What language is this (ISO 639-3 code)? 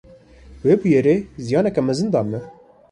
kur